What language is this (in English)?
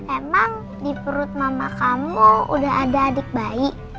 Indonesian